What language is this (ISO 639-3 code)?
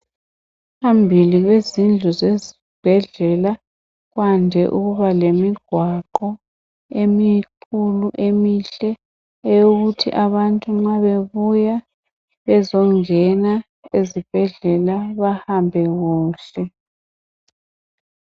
nde